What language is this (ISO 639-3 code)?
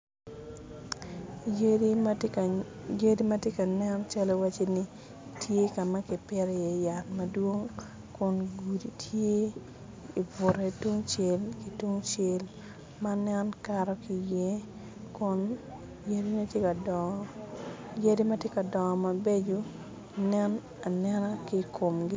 ach